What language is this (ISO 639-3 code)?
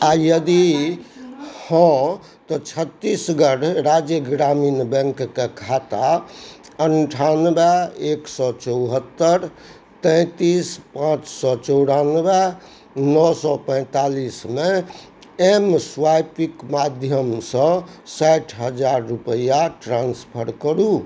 mai